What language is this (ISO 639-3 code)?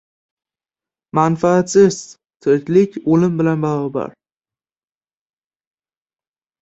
uzb